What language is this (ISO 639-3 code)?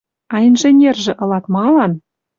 mrj